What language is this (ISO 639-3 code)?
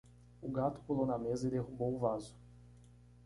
por